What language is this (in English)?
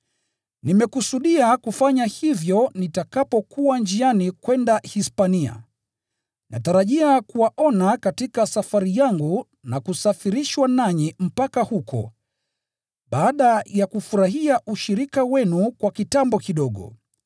Swahili